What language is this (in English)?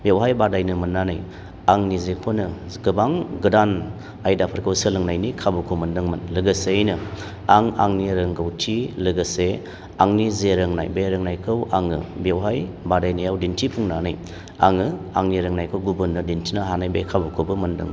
Bodo